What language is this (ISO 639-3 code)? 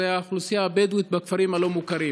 heb